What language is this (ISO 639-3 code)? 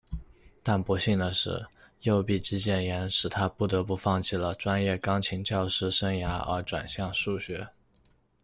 zho